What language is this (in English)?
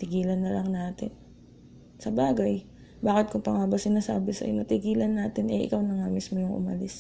Filipino